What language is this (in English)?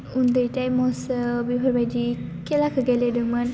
Bodo